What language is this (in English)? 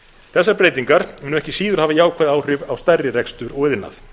Icelandic